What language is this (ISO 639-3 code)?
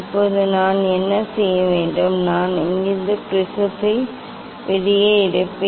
tam